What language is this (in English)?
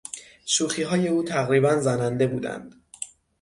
Persian